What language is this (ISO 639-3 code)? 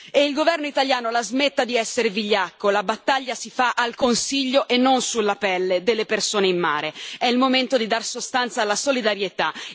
ita